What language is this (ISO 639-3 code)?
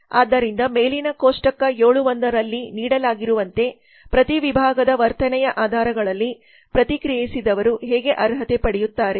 kan